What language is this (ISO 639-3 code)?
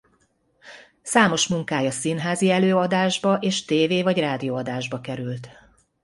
hun